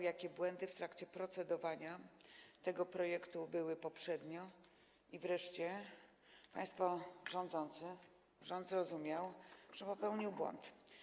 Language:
Polish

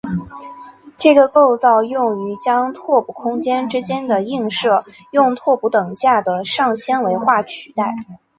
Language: Chinese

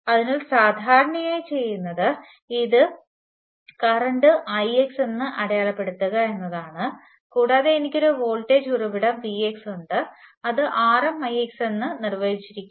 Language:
Malayalam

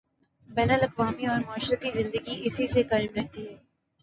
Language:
Urdu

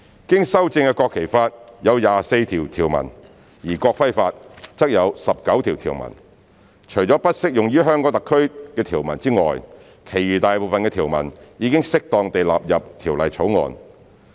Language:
Cantonese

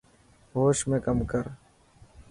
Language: Dhatki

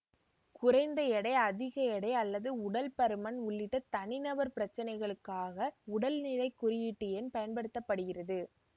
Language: Tamil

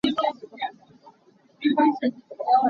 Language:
Hakha Chin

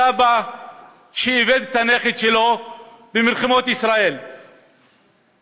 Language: Hebrew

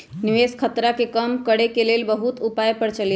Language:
Magahi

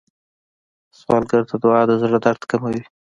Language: Pashto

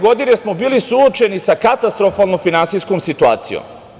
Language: Serbian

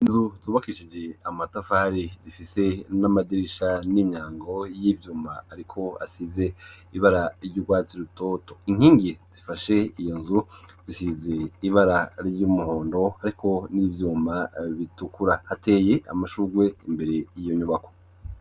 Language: Rundi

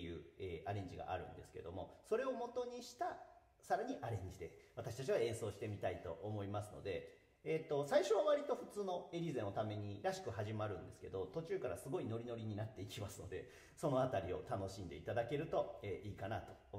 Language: Japanese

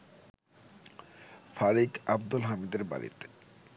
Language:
Bangla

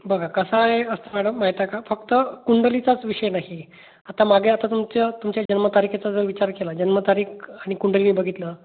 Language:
Marathi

